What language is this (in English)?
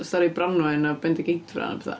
Welsh